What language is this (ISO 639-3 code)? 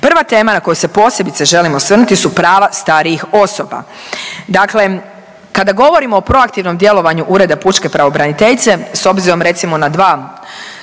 hrv